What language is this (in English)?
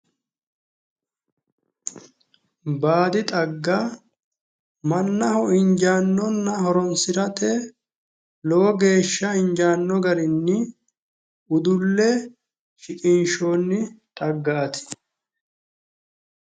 Sidamo